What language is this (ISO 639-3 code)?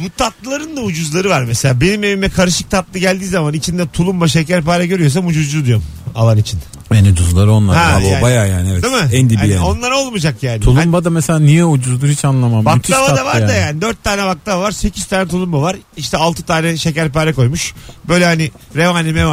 tur